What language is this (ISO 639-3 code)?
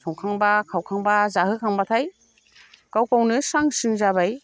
brx